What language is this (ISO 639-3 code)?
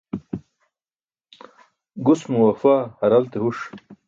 bsk